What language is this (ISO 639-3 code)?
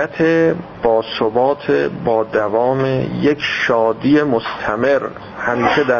fas